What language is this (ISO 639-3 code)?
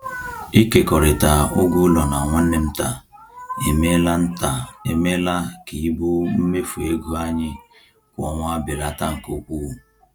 ibo